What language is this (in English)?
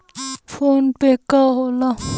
Bhojpuri